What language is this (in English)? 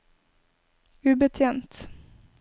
Norwegian